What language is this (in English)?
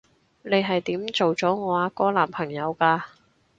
Cantonese